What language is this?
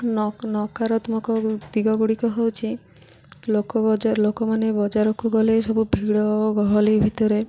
Odia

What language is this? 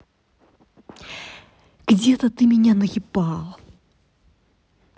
Russian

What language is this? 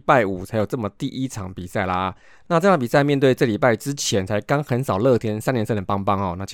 Chinese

